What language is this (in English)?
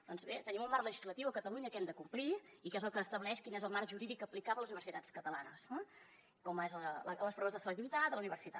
Catalan